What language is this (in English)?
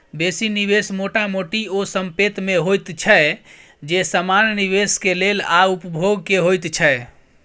Maithili